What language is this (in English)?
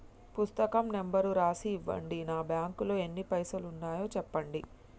Telugu